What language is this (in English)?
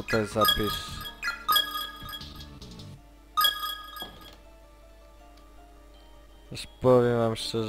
Polish